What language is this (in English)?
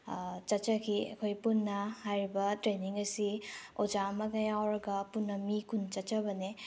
Manipuri